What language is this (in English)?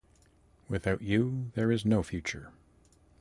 English